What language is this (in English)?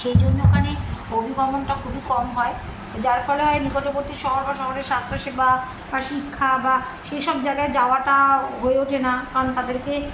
Bangla